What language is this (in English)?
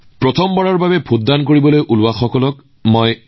Assamese